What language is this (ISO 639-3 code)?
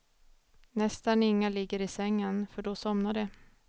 swe